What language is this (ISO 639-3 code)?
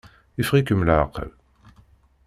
kab